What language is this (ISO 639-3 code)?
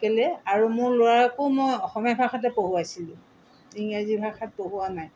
asm